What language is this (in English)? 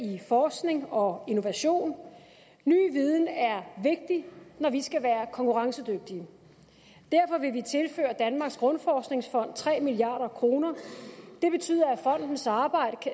Danish